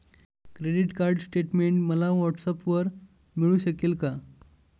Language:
Marathi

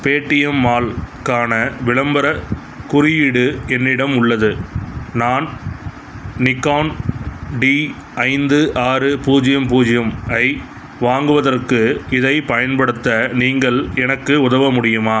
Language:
Tamil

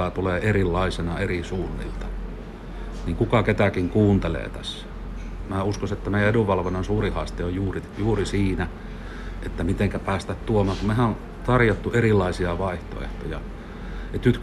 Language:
Finnish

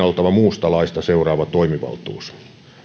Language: Finnish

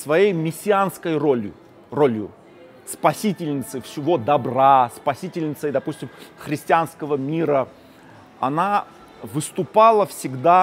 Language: Russian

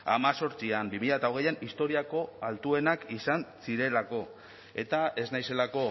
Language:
Basque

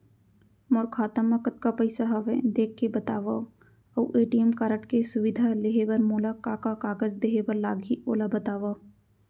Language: Chhattisgarhi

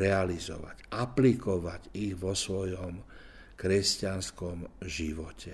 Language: Slovak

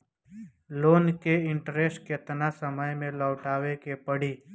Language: Bhojpuri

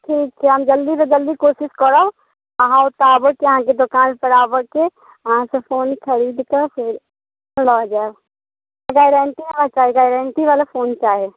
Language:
Maithili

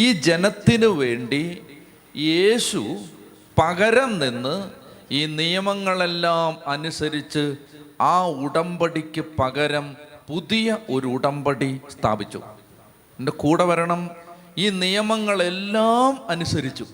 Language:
Malayalam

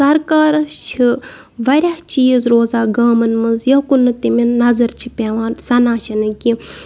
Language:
Kashmiri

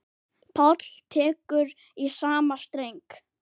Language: Icelandic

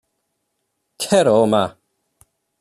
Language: Welsh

